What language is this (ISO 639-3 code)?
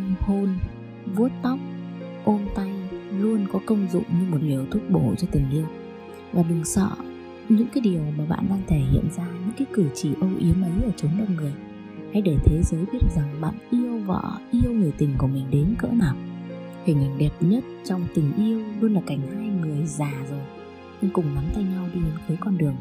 vie